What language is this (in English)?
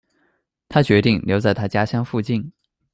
Chinese